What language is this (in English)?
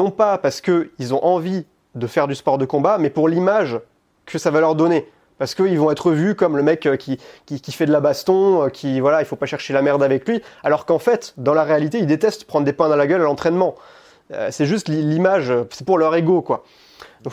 French